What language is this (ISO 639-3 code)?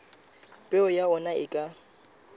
sot